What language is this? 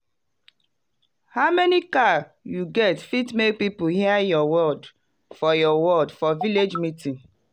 Nigerian Pidgin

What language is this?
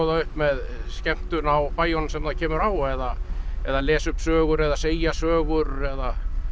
Icelandic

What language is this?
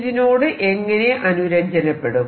Malayalam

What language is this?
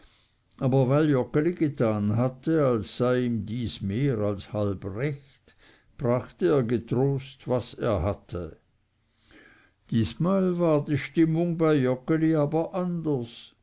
German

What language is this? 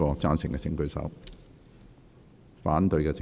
Cantonese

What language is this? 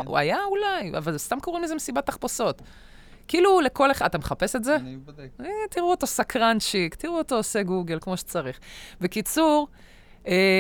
Hebrew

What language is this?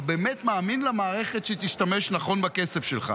Hebrew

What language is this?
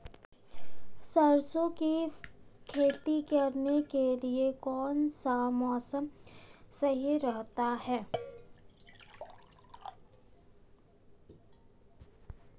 Hindi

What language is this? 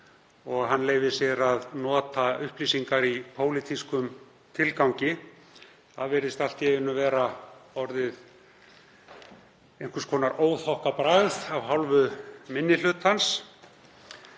Icelandic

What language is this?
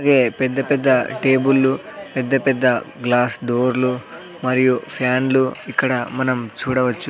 Telugu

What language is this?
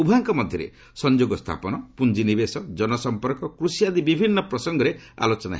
Odia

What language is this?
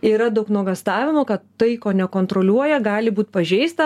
Lithuanian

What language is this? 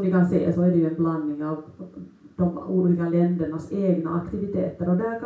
Swedish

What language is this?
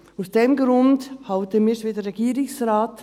Swiss German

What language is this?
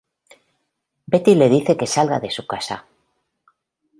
Spanish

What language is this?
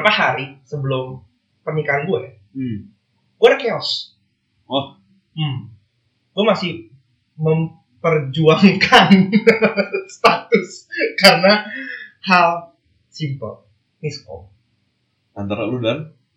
Indonesian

